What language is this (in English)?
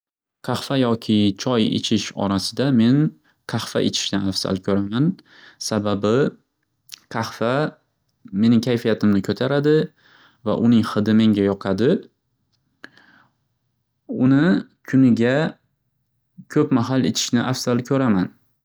Uzbek